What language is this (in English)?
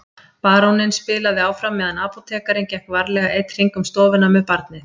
Icelandic